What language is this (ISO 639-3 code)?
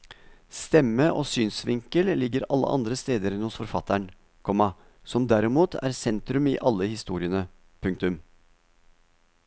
nor